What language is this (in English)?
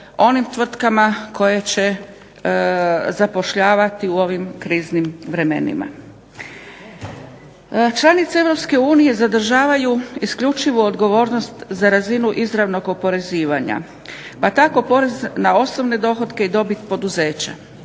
Croatian